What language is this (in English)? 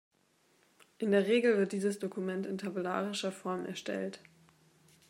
German